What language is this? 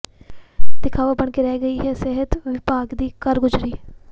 Punjabi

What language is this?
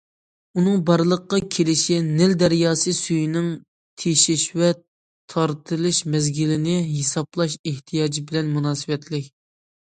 Uyghur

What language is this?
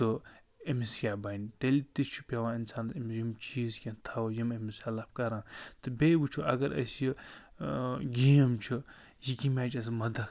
Kashmiri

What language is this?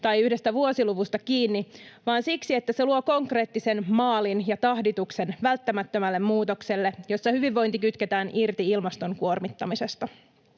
Finnish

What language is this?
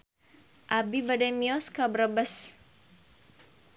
Sundanese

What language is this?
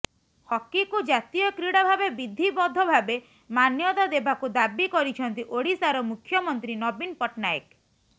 Odia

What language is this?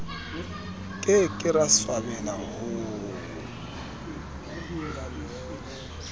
Southern Sotho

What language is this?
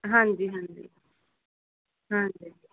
Punjabi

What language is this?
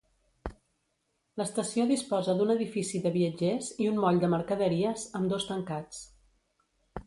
Catalan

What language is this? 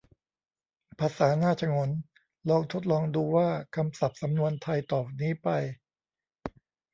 Thai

